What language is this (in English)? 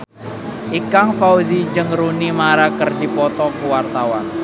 Sundanese